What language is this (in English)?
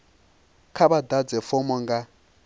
Venda